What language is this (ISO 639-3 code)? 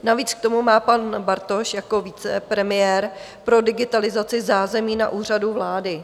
ces